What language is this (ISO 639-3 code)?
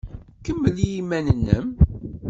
kab